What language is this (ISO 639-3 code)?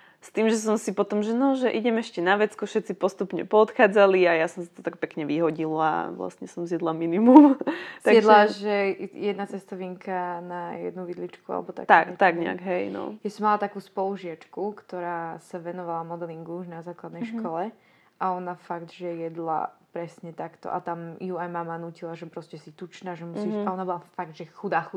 slk